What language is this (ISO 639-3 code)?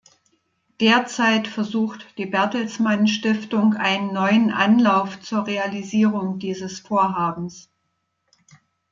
deu